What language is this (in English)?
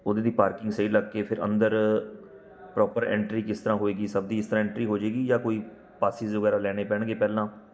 Punjabi